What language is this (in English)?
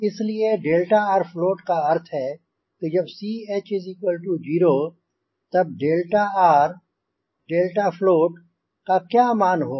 Hindi